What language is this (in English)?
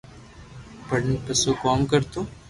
Loarki